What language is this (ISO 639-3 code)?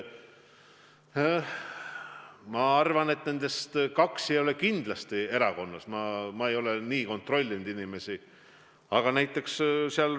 est